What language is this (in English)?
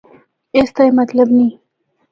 Northern Hindko